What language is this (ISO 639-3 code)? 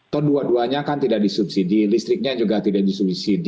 ind